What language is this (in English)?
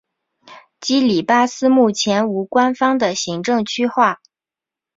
Chinese